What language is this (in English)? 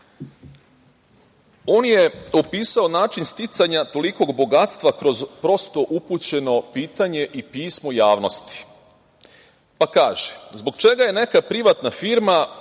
Serbian